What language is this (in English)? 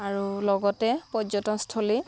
Assamese